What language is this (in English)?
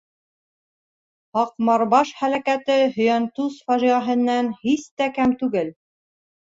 Bashkir